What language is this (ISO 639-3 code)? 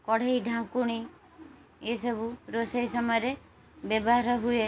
ori